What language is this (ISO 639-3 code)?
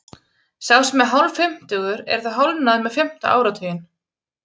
isl